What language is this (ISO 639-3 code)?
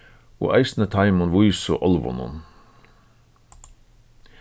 fao